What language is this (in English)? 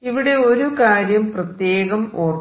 Malayalam